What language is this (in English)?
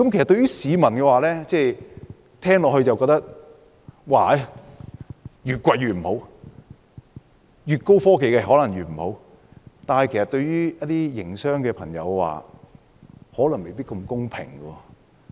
Cantonese